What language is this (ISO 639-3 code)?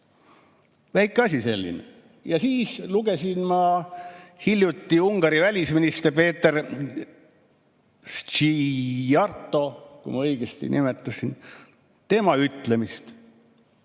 est